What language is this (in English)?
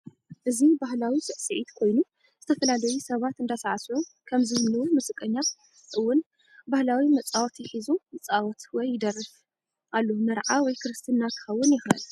Tigrinya